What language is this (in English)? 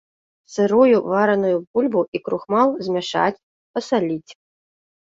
Belarusian